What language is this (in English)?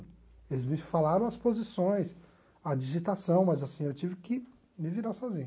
Portuguese